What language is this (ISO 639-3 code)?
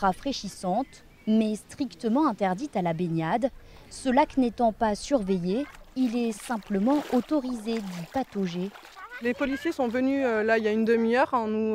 fra